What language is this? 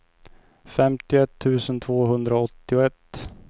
Swedish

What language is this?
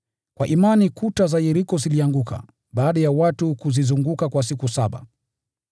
Swahili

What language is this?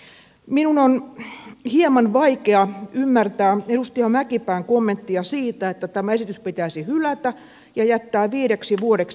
Finnish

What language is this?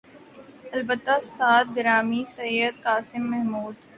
Urdu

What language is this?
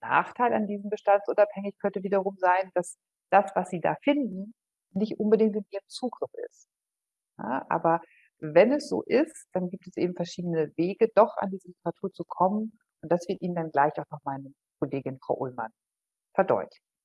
German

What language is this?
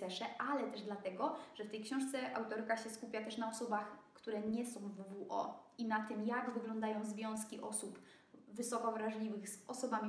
Polish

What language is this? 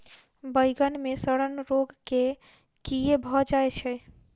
Maithili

